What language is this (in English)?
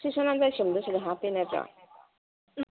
Manipuri